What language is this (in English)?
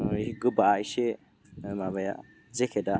Bodo